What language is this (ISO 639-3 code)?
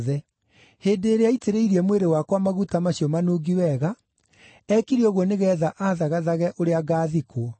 kik